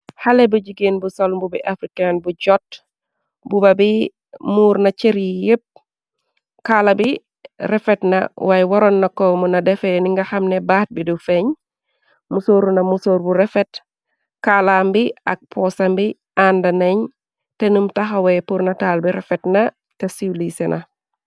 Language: Wolof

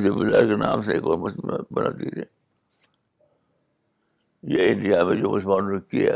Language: Urdu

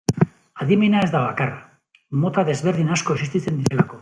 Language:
Basque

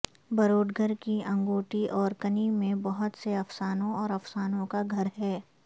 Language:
Urdu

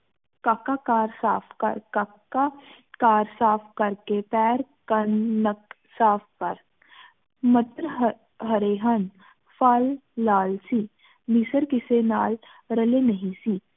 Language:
Punjabi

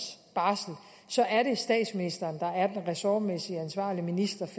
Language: Danish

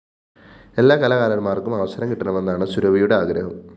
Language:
Malayalam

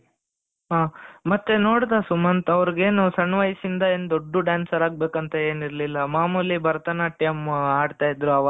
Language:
Kannada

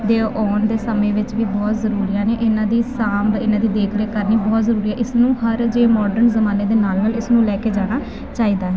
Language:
Punjabi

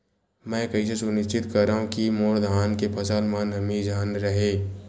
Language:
Chhattisgarhi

